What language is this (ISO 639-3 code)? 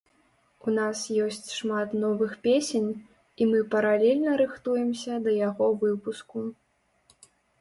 bel